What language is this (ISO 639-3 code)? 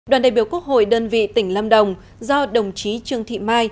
vie